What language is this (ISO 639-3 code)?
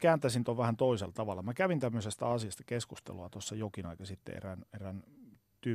fin